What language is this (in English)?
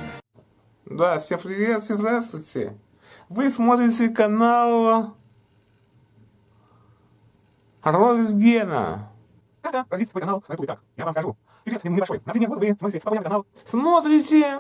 Russian